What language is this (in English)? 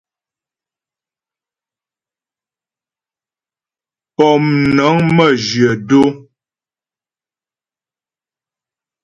Ghomala